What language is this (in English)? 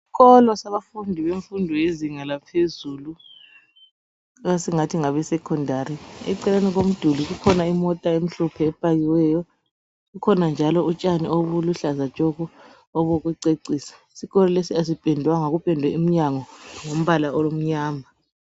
North Ndebele